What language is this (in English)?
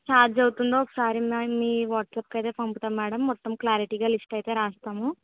Telugu